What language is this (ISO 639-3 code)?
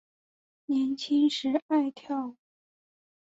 zho